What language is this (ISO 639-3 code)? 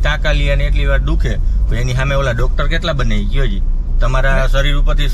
ind